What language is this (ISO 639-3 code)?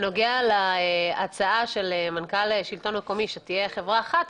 heb